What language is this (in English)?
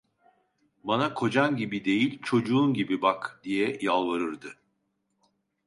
Turkish